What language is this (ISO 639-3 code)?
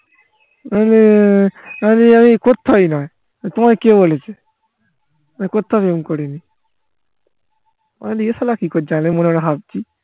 ben